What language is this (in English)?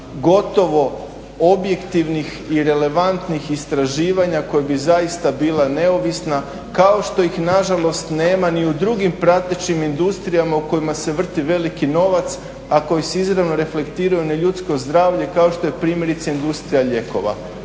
Croatian